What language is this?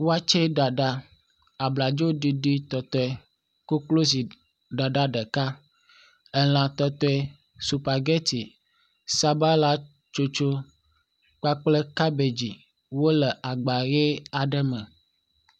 Ewe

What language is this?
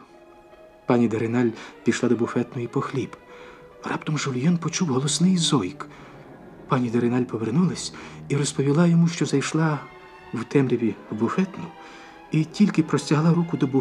Ukrainian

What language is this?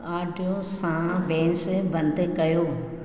Sindhi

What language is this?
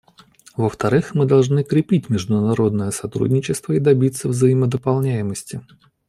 Russian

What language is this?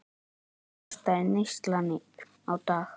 Icelandic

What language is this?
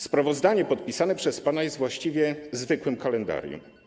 Polish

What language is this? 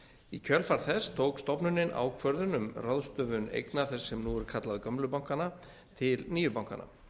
Icelandic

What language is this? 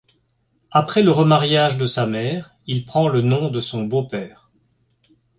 French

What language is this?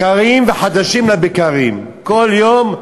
Hebrew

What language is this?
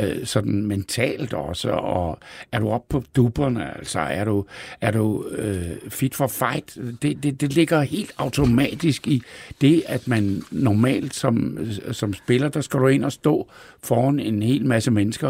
Danish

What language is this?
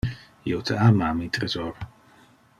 Interlingua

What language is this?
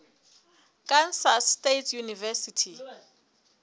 Southern Sotho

